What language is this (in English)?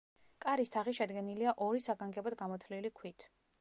Georgian